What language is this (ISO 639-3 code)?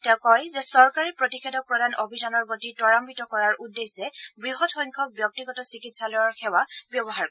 asm